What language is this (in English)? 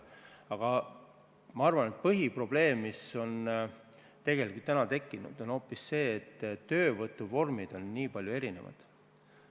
Estonian